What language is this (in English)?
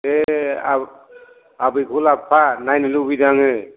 Bodo